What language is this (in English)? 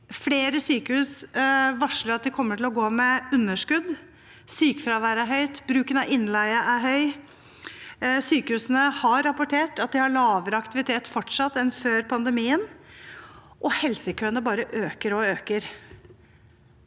Norwegian